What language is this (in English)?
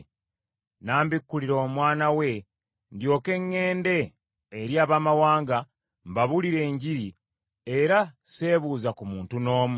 Ganda